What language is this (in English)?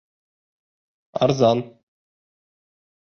Bashkir